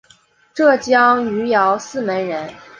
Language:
Chinese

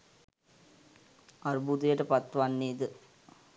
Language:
Sinhala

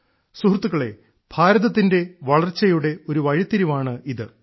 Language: Malayalam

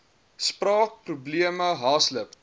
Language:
Afrikaans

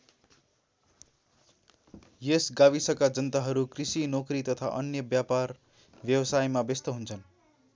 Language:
Nepali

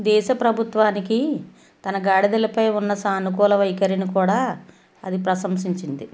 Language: Telugu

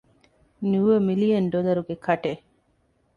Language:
Divehi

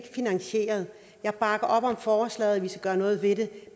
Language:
Danish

